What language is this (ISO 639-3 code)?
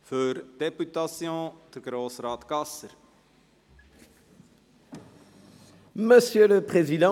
gsw